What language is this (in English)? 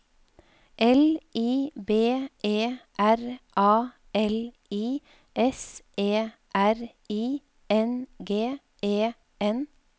Norwegian